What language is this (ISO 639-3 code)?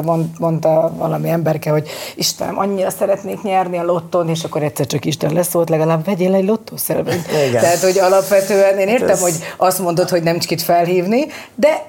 hun